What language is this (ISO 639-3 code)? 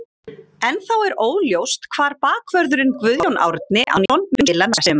isl